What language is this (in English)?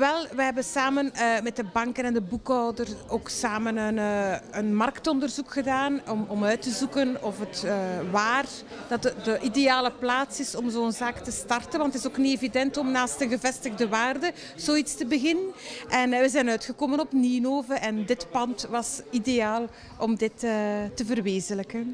Dutch